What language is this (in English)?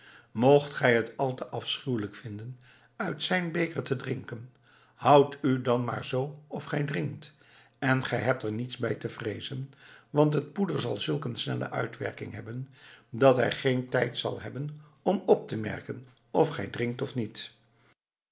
Dutch